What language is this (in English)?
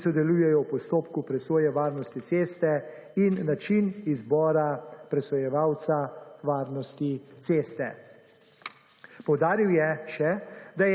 Slovenian